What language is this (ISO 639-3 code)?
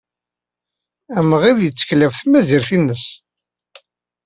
kab